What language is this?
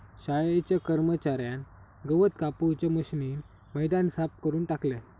Marathi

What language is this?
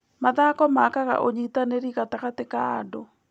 Kikuyu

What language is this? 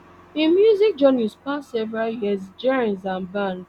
Nigerian Pidgin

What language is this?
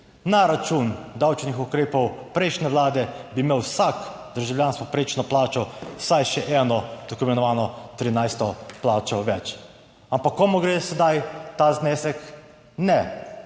Slovenian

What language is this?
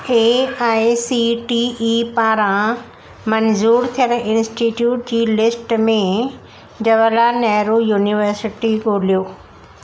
Sindhi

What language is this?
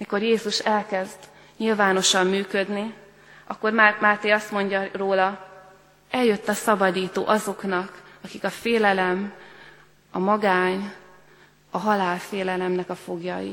Hungarian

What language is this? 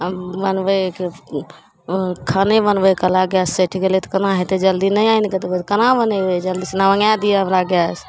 Maithili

